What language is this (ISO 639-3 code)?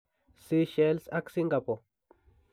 kln